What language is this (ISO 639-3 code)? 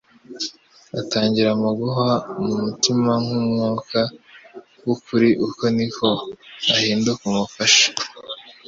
kin